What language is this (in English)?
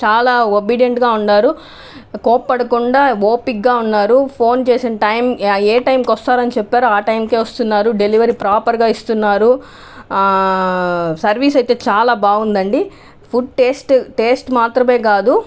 Telugu